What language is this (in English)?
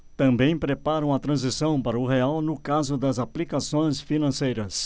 Portuguese